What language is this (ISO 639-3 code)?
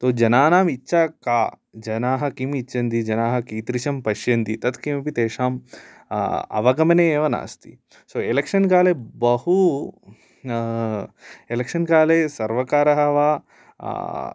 san